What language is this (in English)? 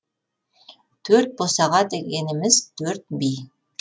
Kazakh